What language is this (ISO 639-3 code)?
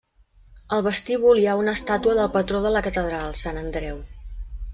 cat